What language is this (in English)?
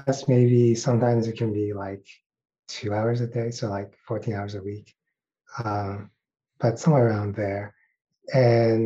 English